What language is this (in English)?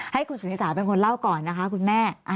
Thai